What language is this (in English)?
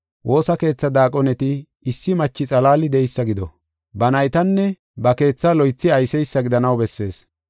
Gofa